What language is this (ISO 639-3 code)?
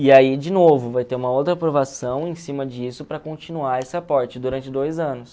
por